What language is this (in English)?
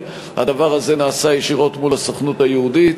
Hebrew